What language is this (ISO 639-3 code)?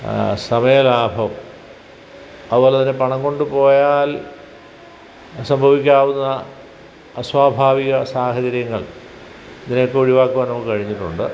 mal